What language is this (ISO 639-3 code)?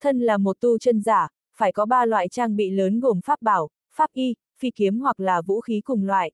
vie